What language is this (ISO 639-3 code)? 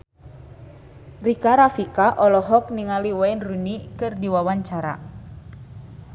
sun